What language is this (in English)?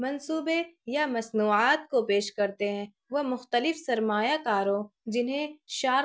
Urdu